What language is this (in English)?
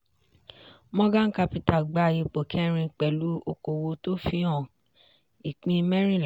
Yoruba